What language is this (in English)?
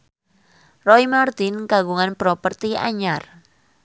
Sundanese